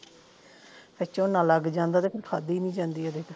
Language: Punjabi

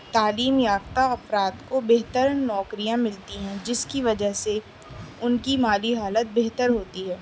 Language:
Urdu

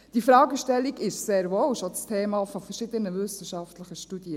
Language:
Swiss German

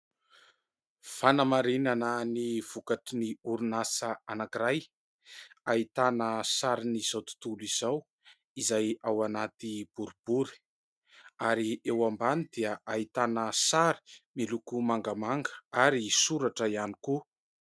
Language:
Malagasy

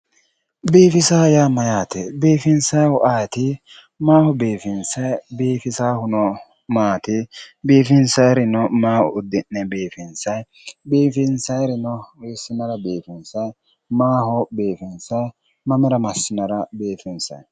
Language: Sidamo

